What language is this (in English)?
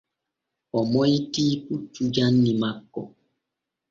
Borgu Fulfulde